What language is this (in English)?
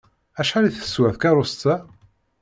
Kabyle